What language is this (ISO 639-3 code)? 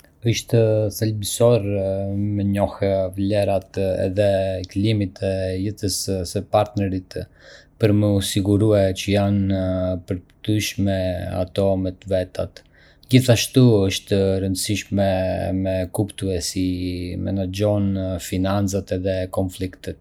aae